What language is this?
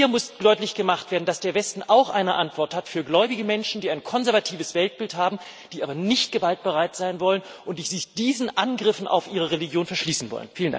German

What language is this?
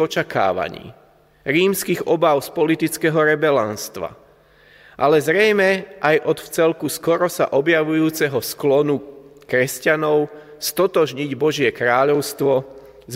Slovak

